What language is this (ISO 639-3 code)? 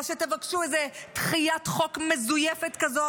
heb